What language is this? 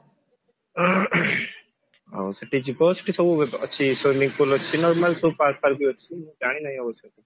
Odia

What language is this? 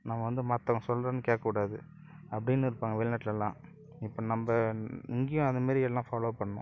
Tamil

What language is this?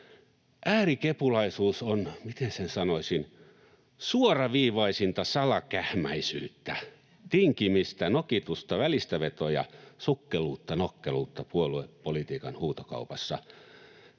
Finnish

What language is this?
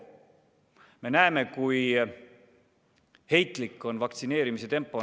Estonian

